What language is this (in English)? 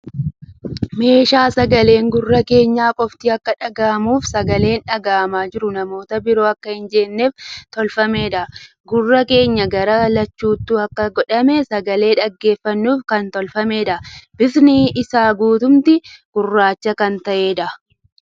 Oromo